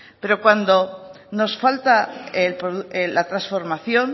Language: Spanish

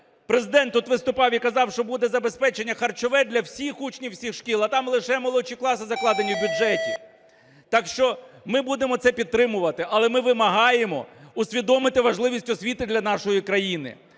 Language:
Ukrainian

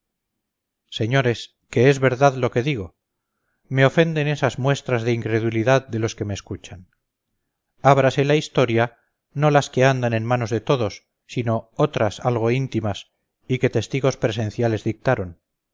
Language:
Spanish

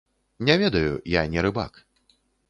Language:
Belarusian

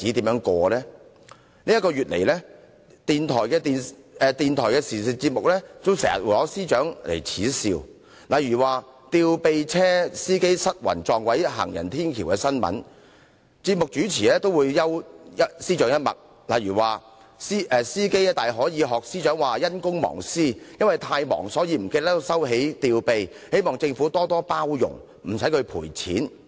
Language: Cantonese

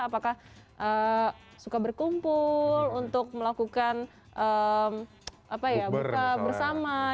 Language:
Indonesian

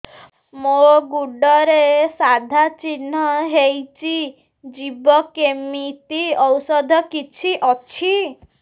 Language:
Odia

